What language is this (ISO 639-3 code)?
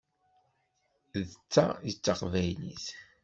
kab